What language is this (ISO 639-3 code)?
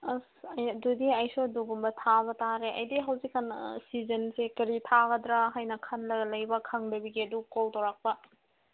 mni